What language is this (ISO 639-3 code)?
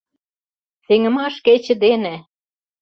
chm